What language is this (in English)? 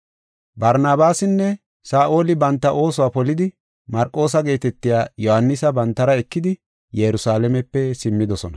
Gofa